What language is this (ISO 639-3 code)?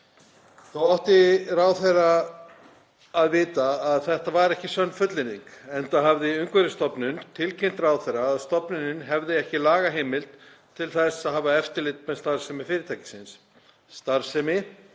isl